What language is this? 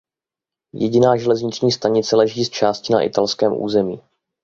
Czech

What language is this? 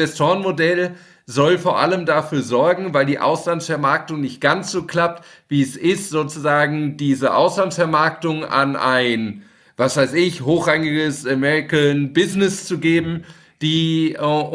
German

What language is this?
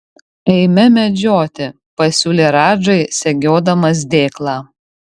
Lithuanian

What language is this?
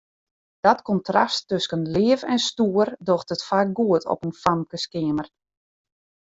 Western Frisian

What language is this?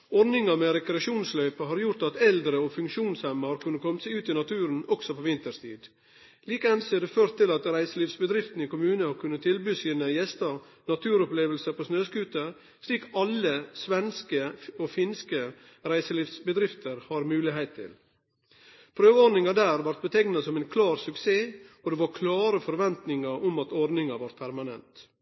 Norwegian Nynorsk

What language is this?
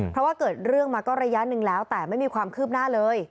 Thai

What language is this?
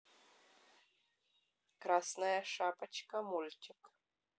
Russian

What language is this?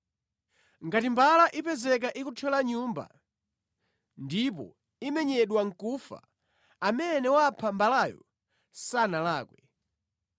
Nyanja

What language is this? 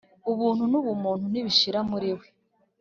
Kinyarwanda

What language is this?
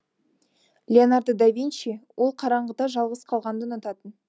Kazakh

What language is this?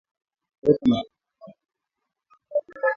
Swahili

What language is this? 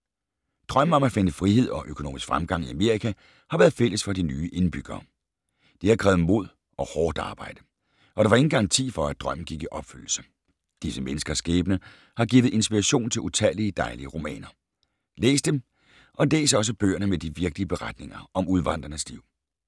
Danish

